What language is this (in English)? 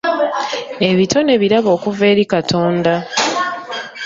Ganda